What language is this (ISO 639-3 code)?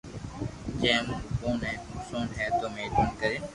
lrk